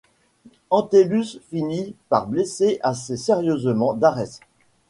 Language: French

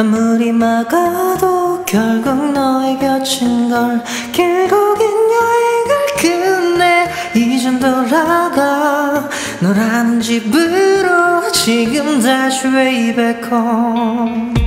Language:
Korean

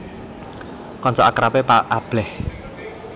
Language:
Javanese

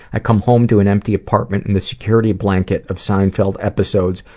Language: English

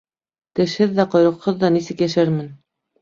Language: Bashkir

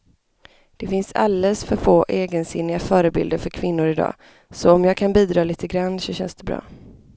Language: Swedish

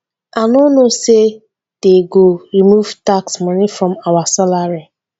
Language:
Nigerian Pidgin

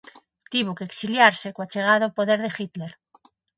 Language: Galician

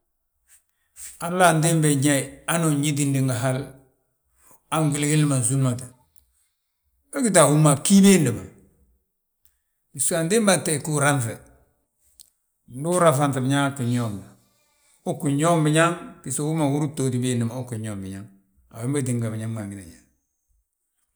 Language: Balanta-Ganja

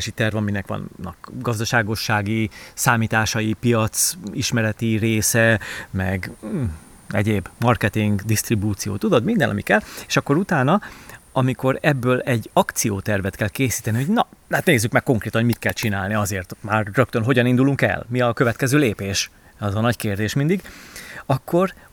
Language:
Hungarian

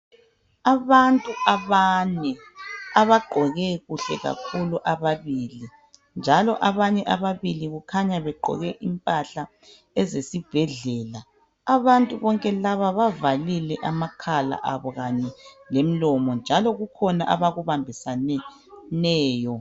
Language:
North Ndebele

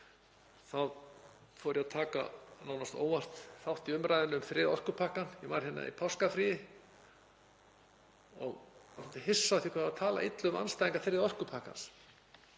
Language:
Icelandic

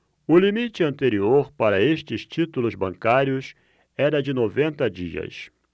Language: Portuguese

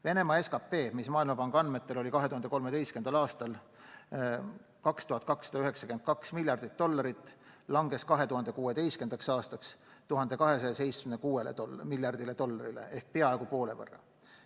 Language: Estonian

